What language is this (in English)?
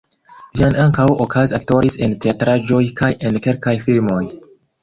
Esperanto